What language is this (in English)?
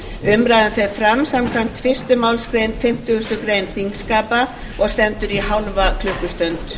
Icelandic